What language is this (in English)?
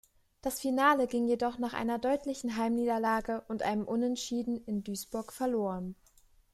German